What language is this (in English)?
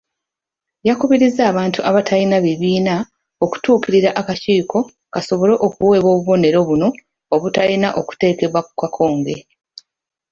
Ganda